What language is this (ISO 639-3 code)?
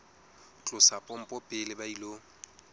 sot